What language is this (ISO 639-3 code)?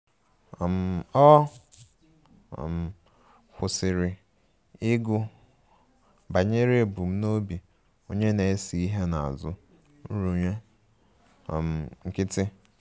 ibo